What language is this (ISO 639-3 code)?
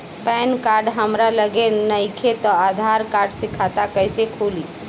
bho